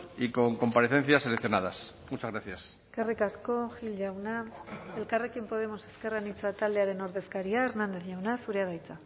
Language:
Basque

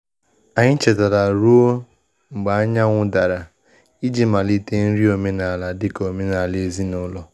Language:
Igbo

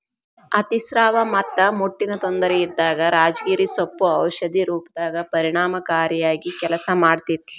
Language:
Kannada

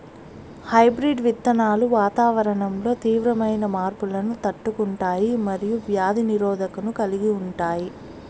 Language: Telugu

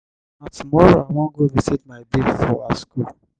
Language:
Nigerian Pidgin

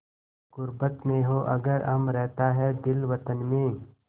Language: Hindi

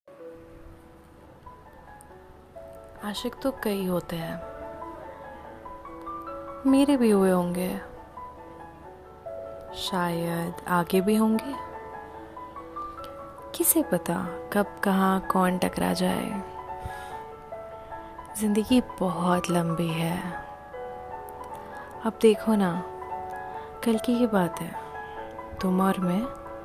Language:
Hindi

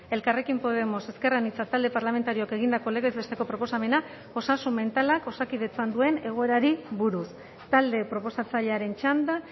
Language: Basque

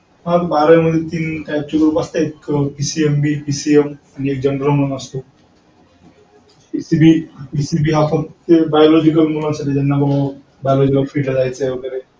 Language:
Marathi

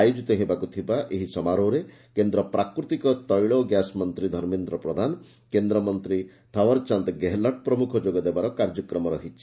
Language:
Odia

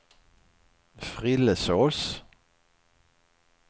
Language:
Swedish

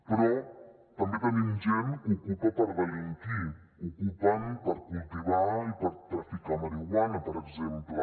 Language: Catalan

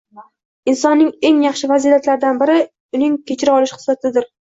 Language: Uzbek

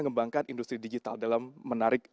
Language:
Indonesian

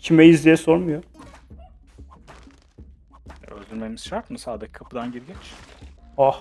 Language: Turkish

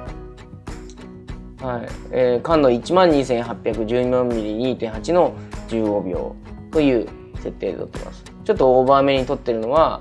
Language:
Japanese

